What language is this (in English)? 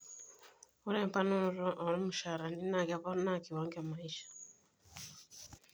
Masai